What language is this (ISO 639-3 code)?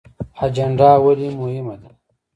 pus